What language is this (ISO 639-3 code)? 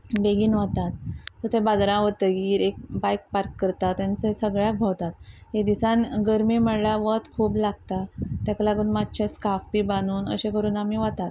kok